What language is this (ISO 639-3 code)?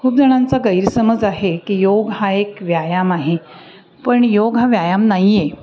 mar